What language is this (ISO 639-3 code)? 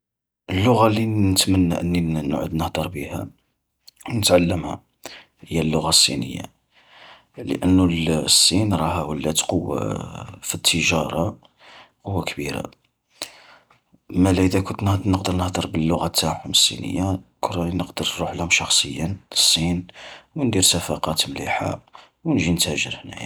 arq